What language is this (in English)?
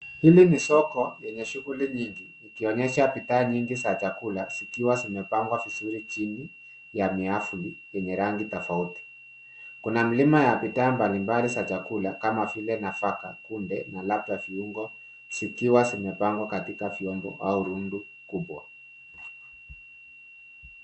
Swahili